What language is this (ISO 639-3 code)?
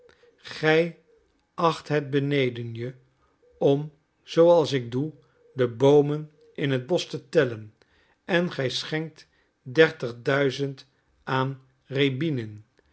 nld